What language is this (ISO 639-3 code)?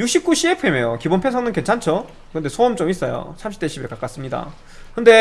kor